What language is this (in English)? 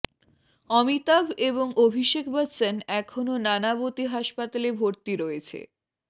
Bangla